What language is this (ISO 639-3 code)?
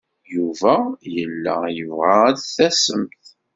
kab